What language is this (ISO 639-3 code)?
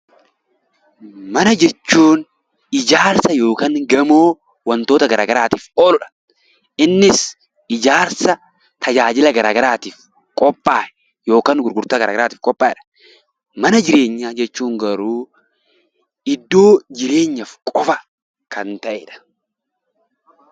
orm